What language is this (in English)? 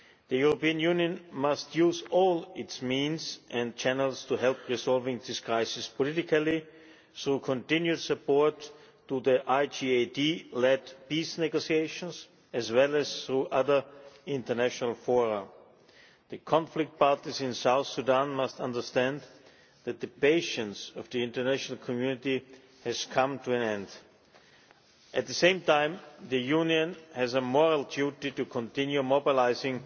English